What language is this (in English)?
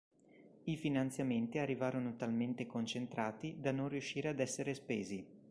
Italian